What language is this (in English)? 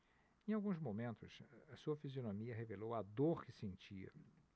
Portuguese